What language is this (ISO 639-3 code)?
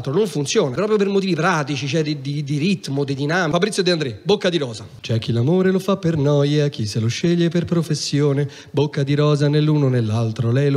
ita